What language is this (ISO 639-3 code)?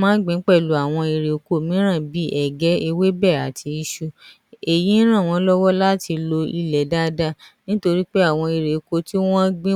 yor